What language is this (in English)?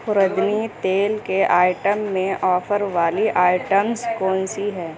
Urdu